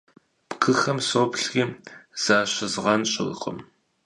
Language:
Kabardian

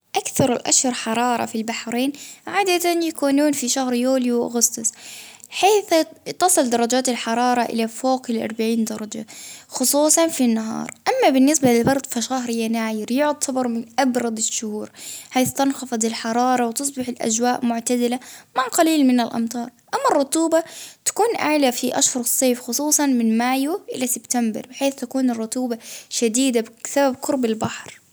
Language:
Baharna Arabic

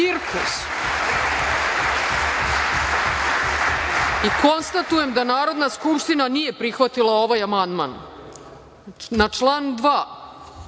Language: Serbian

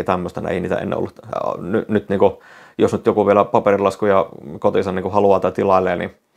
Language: Finnish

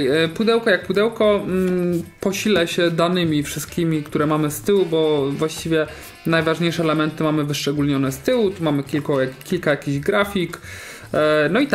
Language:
Polish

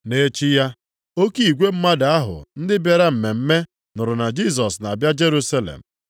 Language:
Igbo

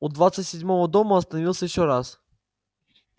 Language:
Russian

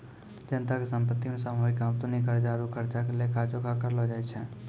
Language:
Maithili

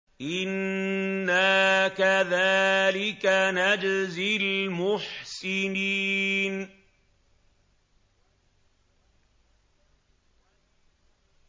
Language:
Arabic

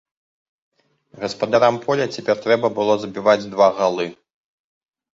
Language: Belarusian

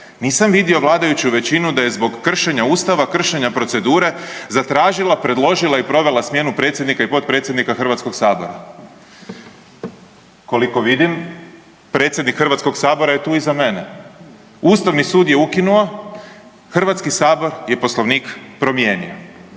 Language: Croatian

